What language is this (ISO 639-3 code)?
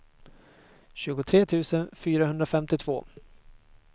swe